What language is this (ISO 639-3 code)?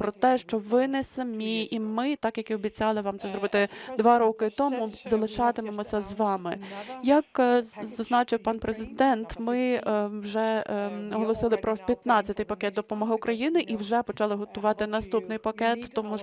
ukr